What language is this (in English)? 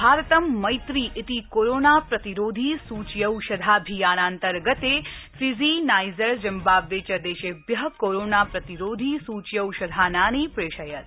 Sanskrit